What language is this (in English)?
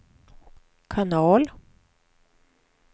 Swedish